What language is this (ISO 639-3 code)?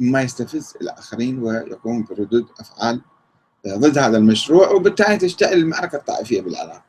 ara